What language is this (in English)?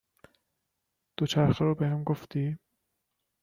Persian